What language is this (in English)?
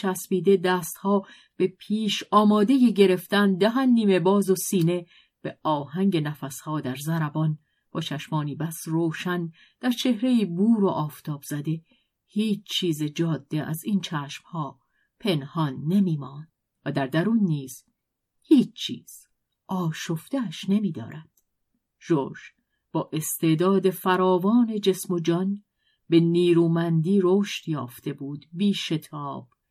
Persian